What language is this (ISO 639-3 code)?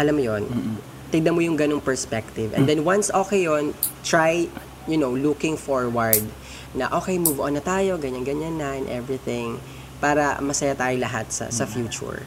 fil